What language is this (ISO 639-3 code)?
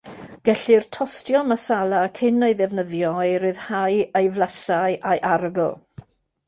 cym